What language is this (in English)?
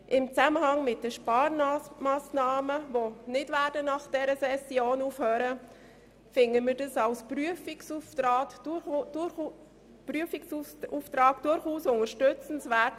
Swiss German